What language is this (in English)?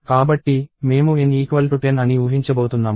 Telugu